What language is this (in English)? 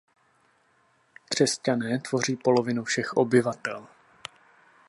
Czech